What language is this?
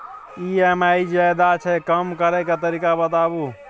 Maithili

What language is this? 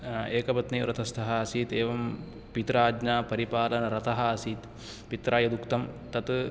Sanskrit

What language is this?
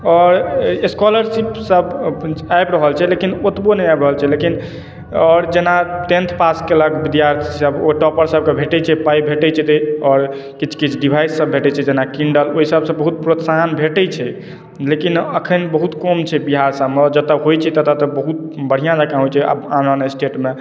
Maithili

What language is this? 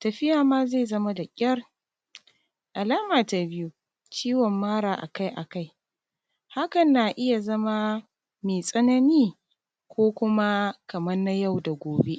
Hausa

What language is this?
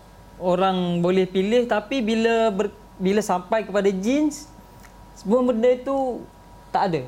Malay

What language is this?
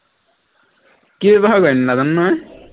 Assamese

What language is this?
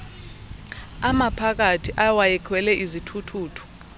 Xhosa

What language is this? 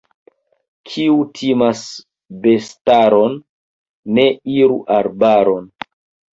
Esperanto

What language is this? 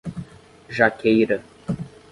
Portuguese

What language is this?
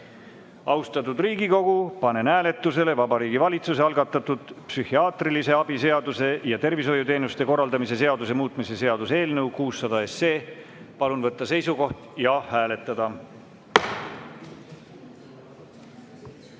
Estonian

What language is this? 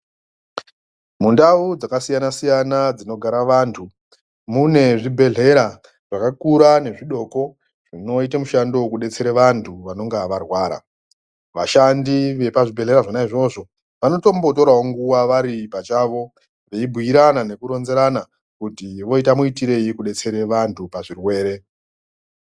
Ndau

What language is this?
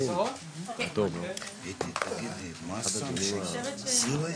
Hebrew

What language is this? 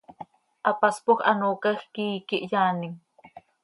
Seri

